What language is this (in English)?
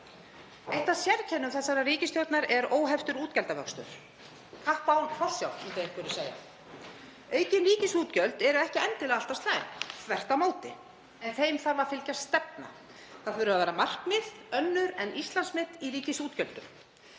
Icelandic